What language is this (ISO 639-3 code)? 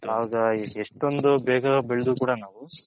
kan